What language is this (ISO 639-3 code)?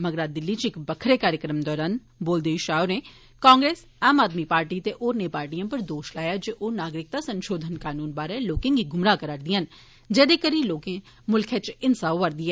doi